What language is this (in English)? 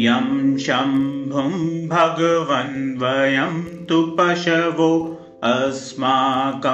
Hindi